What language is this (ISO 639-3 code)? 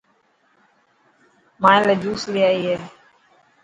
mki